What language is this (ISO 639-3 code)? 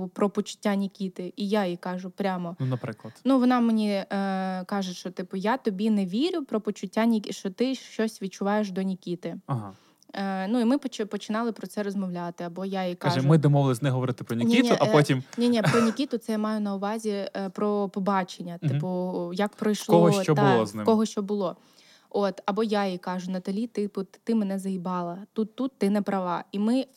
ukr